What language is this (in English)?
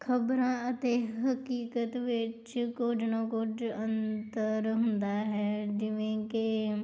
Punjabi